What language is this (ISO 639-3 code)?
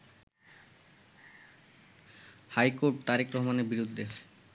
ben